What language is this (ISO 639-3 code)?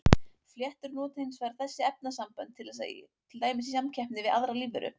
isl